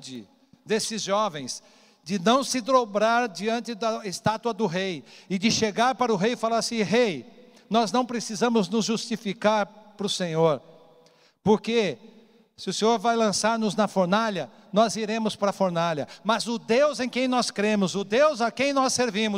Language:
Portuguese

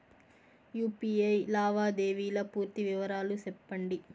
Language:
Telugu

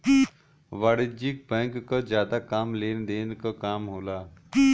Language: Bhojpuri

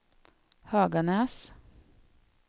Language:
Swedish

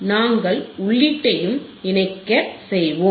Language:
Tamil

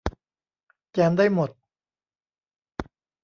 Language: Thai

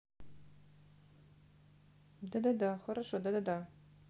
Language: Russian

